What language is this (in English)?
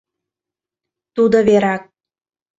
Mari